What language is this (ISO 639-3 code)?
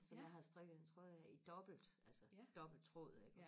dan